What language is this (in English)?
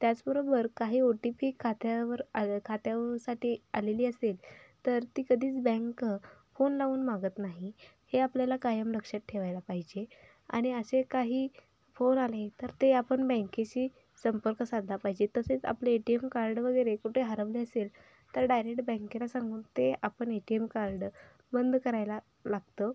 Marathi